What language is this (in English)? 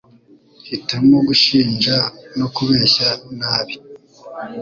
Kinyarwanda